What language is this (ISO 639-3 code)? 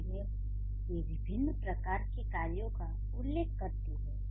hin